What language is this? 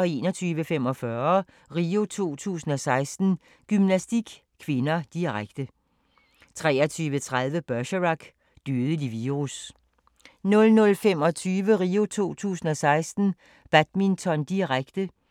Danish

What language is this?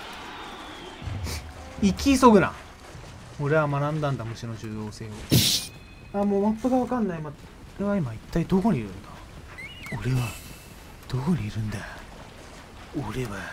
Japanese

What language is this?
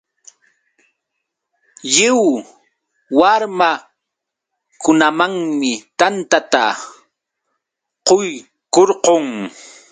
Yauyos Quechua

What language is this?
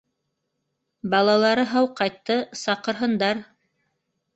Bashkir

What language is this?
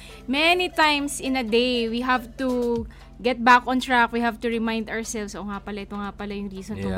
Filipino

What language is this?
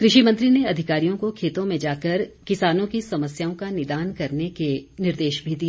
Hindi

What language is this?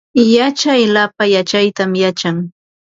Ambo-Pasco Quechua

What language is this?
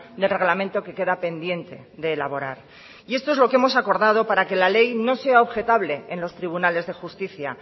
Spanish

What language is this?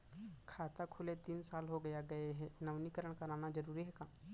Chhattisgarhi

